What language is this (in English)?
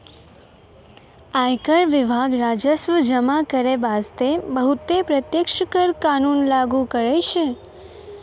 Maithili